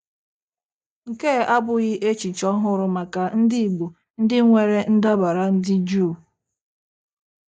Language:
Igbo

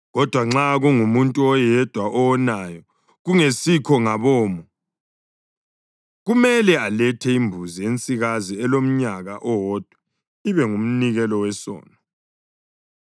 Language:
North Ndebele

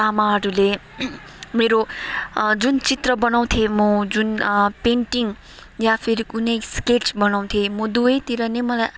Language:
Nepali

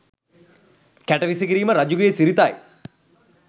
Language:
Sinhala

